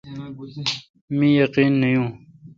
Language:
Kalkoti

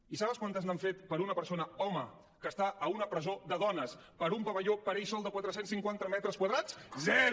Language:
Catalan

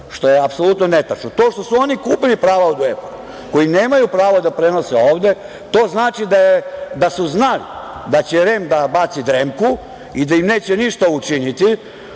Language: Serbian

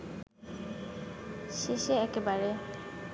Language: Bangla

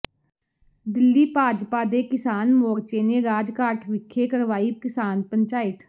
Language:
Punjabi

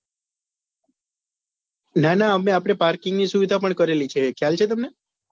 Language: Gujarati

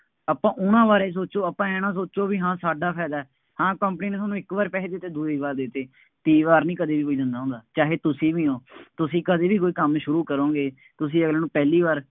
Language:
Punjabi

